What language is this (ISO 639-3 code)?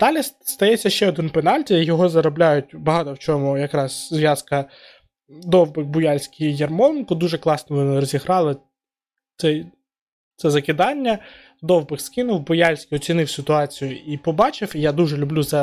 ukr